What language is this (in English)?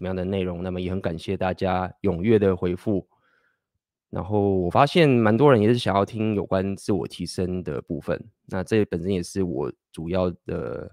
Chinese